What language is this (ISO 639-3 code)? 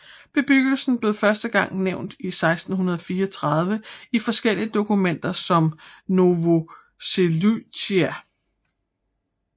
dan